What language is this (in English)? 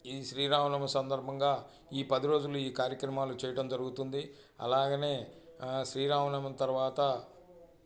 Telugu